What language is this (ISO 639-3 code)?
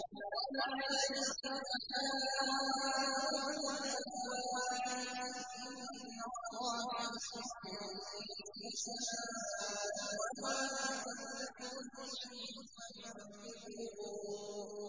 ara